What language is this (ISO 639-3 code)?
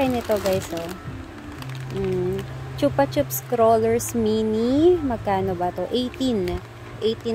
fil